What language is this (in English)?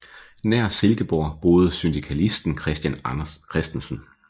Danish